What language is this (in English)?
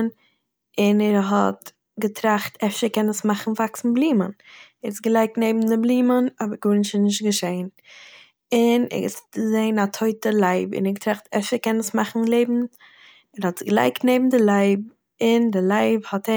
Yiddish